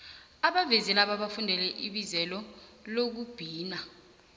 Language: South Ndebele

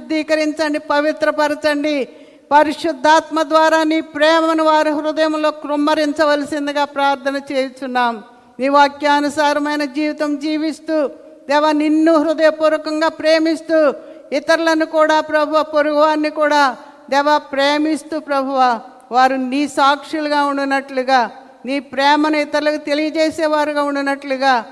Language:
Telugu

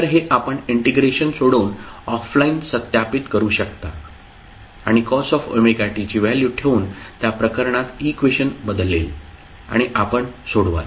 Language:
Marathi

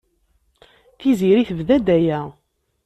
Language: Kabyle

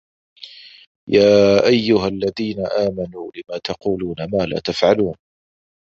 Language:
Arabic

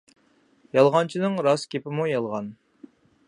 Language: Uyghur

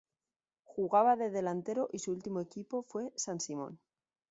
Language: Spanish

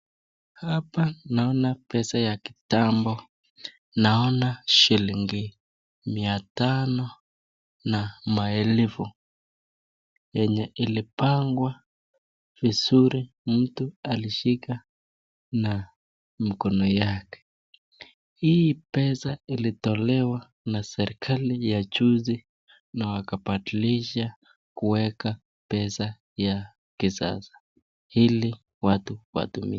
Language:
Swahili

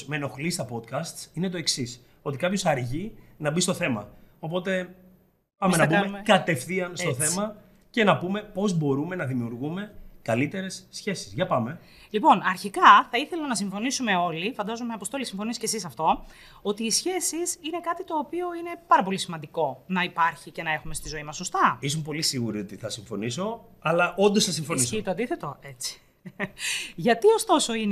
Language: Greek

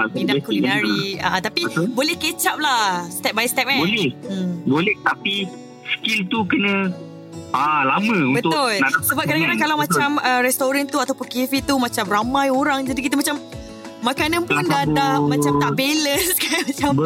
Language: Malay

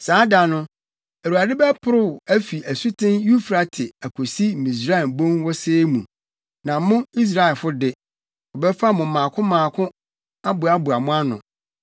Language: Akan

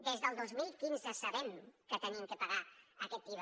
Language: Catalan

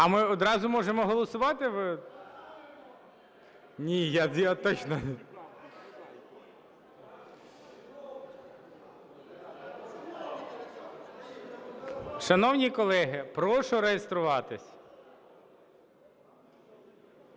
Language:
Ukrainian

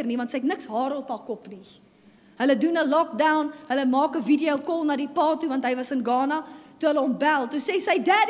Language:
Dutch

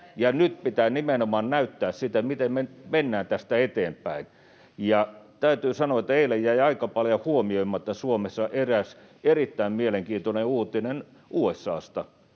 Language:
Finnish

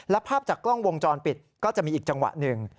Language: Thai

